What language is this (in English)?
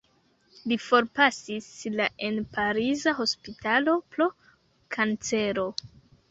Esperanto